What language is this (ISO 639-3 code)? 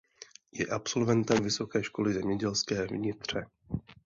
ces